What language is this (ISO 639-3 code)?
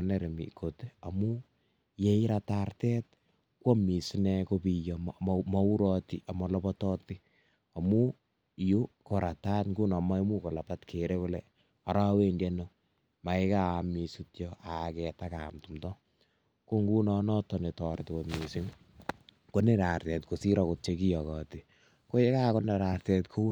kln